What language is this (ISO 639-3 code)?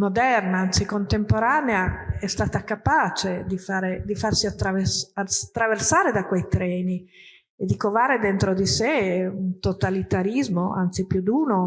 ita